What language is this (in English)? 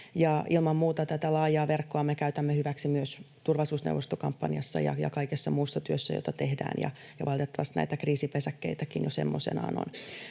Finnish